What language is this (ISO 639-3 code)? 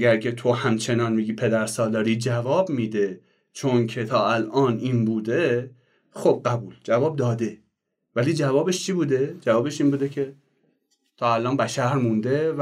fas